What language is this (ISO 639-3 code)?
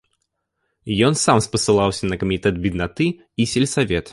bel